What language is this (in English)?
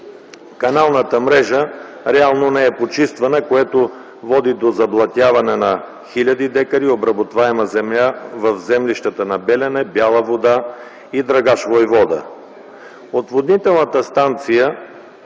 Bulgarian